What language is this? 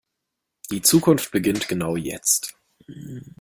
German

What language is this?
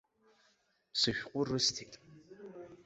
Abkhazian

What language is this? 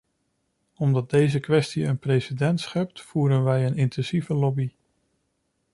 Dutch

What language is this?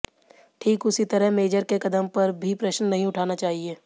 Hindi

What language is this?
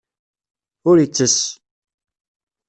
Kabyle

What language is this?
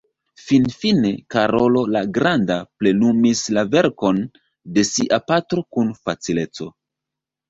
Esperanto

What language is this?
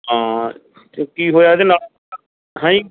Punjabi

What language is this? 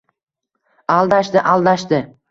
Uzbek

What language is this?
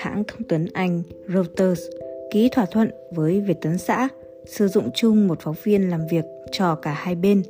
Vietnamese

